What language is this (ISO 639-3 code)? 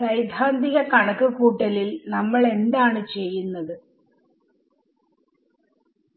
mal